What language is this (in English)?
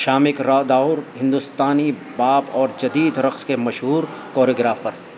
Urdu